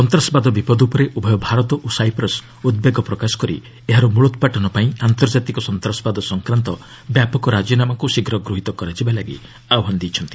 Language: Odia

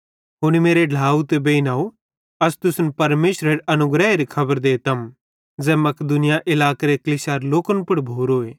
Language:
Bhadrawahi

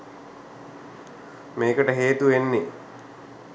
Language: Sinhala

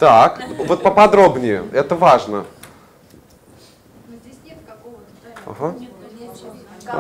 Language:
Russian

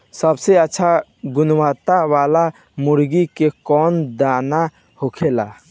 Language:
Bhojpuri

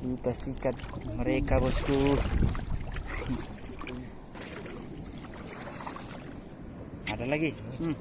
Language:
Indonesian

